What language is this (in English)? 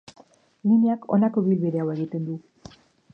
Basque